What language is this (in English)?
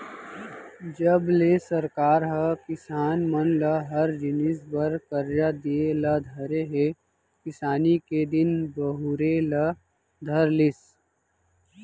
Chhattisgarhi